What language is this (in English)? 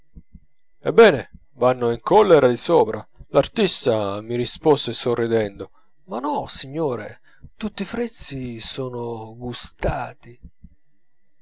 Italian